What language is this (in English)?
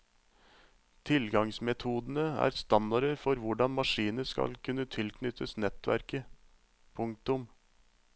Norwegian